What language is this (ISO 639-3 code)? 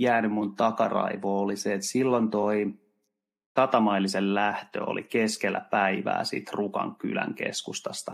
fin